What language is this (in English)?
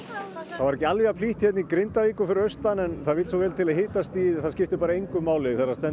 Icelandic